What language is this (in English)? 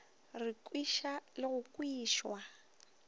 Northern Sotho